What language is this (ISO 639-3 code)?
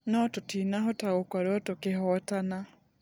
kik